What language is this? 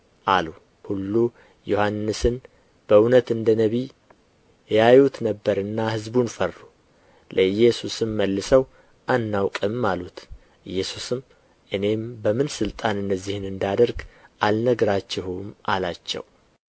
Amharic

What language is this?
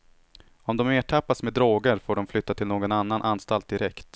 Swedish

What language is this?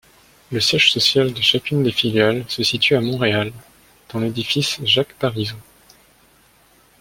French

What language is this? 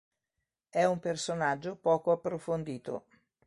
Italian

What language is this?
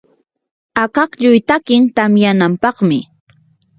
Yanahuanca Pasco Quechua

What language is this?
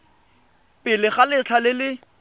Tswana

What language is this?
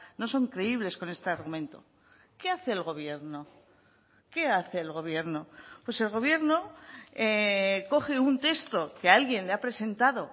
Spanish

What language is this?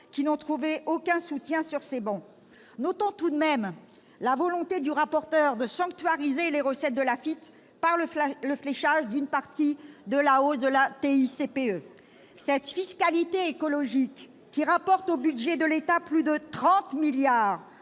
French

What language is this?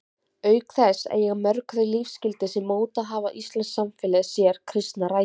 Icelandic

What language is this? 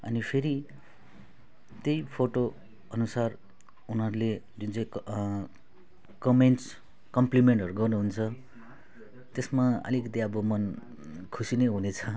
Nepali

